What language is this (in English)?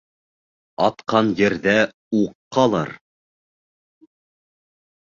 Bashkir